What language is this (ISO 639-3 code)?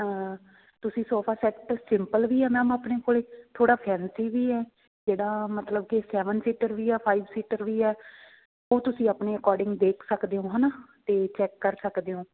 pan